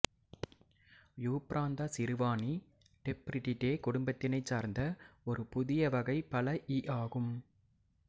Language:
Tamil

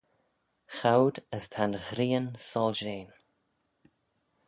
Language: Manx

